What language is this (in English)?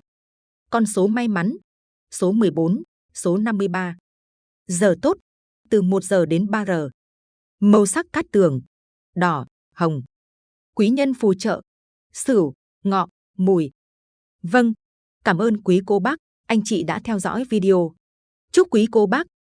Vietnamese